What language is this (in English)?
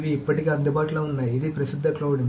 Telugu